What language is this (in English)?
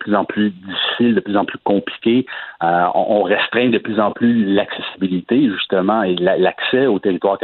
French